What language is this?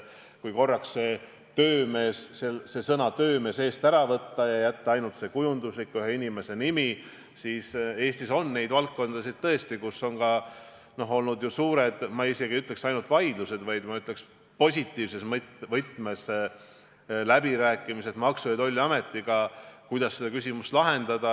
Estonian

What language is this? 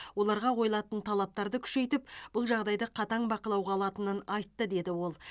Kazakh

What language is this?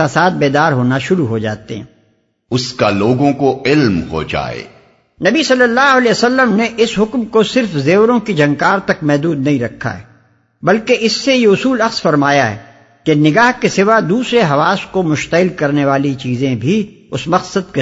Urdu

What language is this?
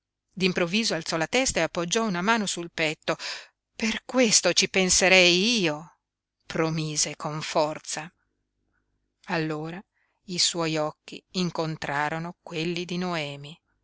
Italian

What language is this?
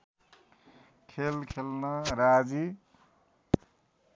Nepali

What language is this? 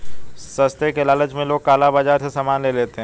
Hindi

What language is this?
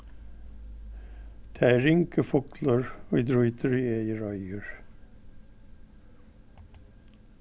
Faroese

